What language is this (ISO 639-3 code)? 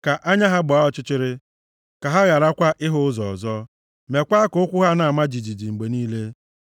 ibo